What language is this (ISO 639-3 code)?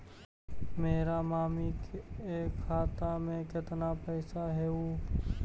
mag